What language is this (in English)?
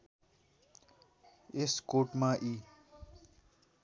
Nepali